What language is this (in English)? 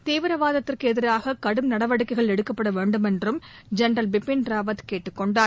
Tamil